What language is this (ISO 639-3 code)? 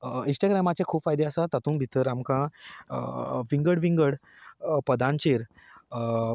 kok